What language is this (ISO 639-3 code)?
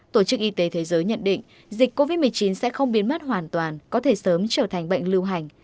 vie